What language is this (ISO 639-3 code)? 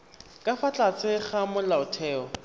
tsn